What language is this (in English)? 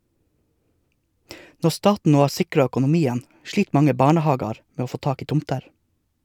Norwegian